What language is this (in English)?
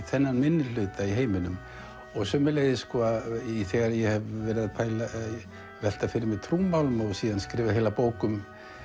Icelandic